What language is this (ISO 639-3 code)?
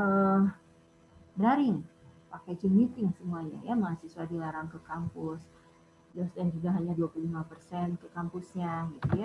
ind